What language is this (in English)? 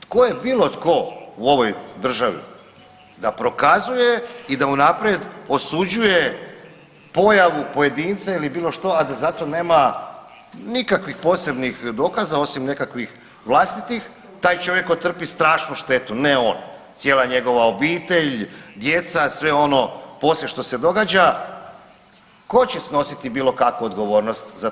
Croatian